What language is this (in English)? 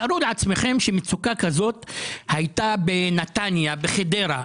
Hebrew